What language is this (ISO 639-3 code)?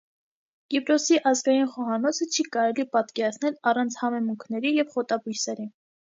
hye